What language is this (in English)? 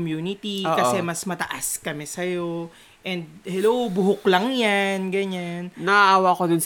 Filipino